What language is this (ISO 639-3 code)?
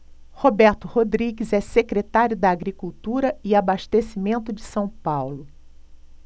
por